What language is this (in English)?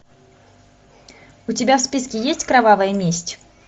Russian